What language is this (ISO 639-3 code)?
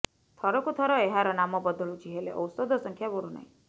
ori